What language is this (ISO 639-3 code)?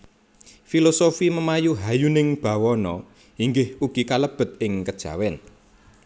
jav